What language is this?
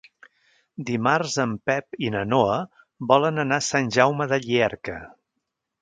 Catalan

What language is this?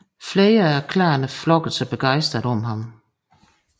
Danish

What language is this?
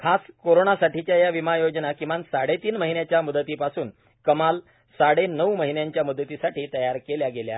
Marathi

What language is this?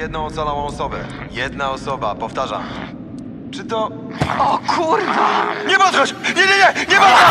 Polish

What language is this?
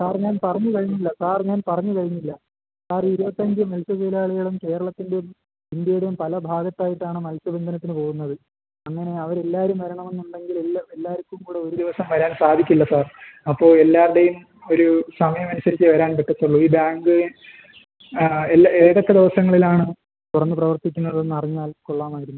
Malayalam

